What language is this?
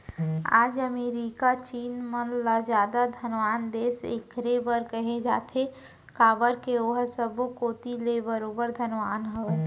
Chhattisgarhi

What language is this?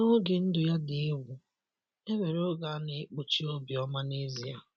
Igbo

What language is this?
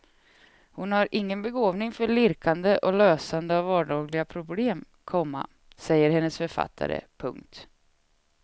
Swedish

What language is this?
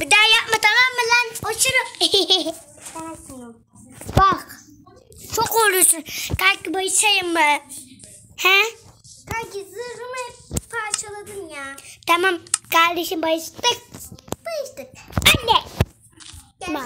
Turkish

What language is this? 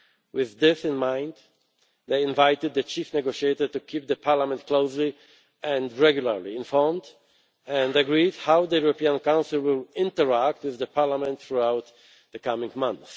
English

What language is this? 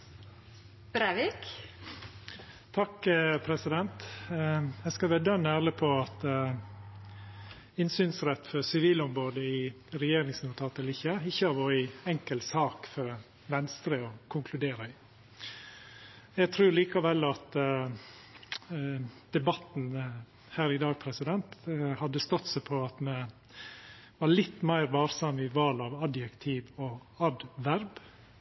Norwegian Nynorsk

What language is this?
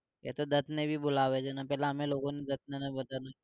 Gujarati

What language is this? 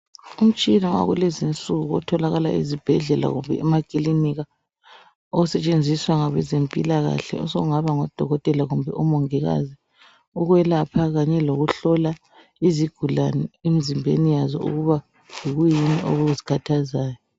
North Ndebele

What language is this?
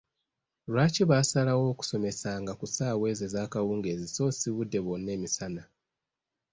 Ganda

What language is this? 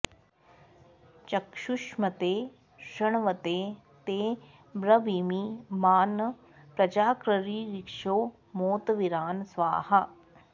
Sanskrit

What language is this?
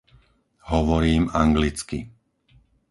Slovak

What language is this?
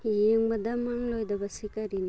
Manipuri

